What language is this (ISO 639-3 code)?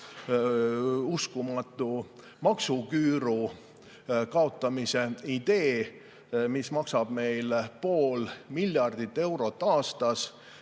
est